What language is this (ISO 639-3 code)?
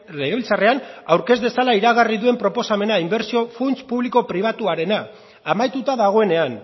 eus